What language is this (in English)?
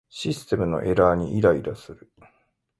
Japanese